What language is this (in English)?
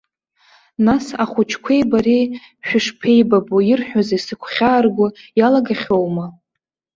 Abkhazian